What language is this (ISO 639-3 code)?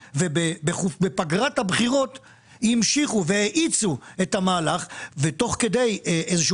heb